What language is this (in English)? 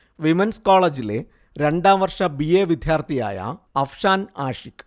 Malayalam